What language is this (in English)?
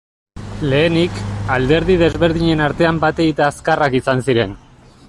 Basque